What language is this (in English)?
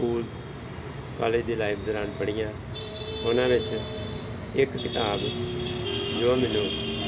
Punjabi